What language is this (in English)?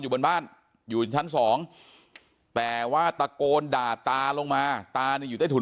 Thai